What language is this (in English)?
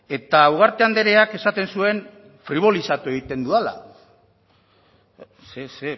Basque